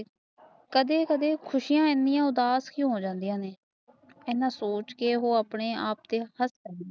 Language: Punjabi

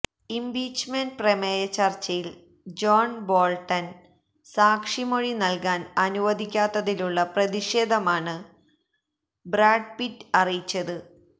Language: Malayalam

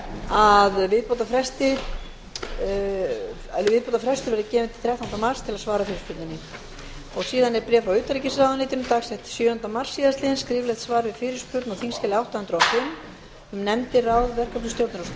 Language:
Icelandic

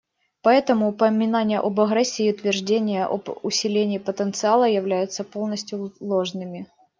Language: Russian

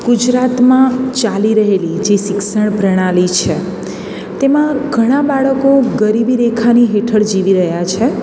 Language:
Gujarati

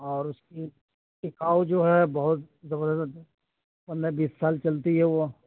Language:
Urdu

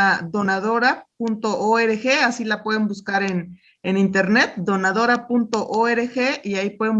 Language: Spanish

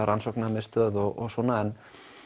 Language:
Icelandic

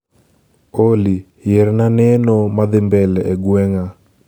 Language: Luo (Kenya and Tanzania)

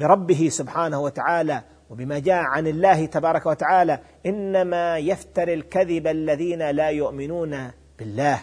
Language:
Arabic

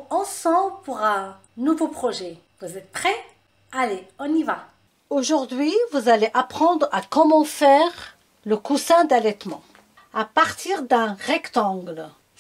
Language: French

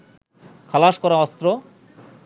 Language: Bangla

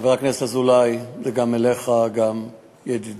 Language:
Hebrew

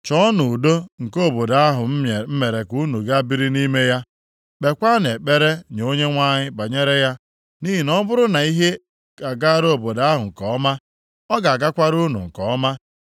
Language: Igbo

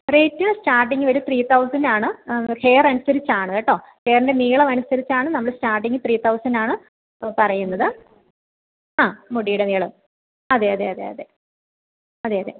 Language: Malayalam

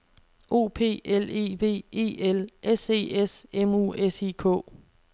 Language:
Danish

